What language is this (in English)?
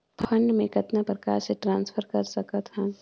Chhattisgarhi